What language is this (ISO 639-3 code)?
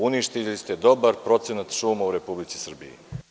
srp